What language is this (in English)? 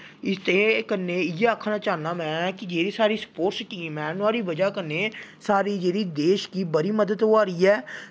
Dogri